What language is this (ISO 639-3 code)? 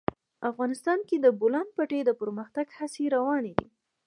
pus